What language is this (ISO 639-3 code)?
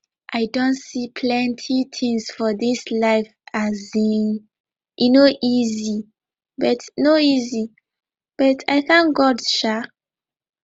pcm